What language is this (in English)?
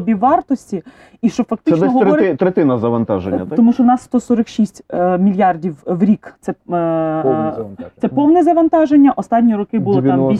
Ukrainian